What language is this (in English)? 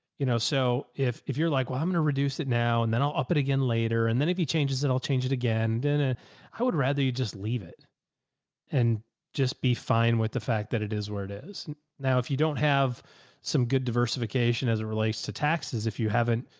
English